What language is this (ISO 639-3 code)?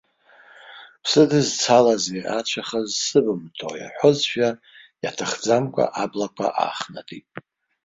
abk